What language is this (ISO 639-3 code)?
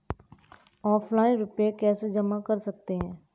hin